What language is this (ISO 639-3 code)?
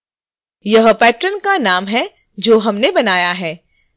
hin